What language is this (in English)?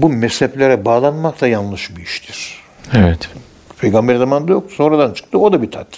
Turkish